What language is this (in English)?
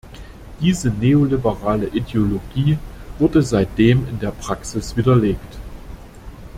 German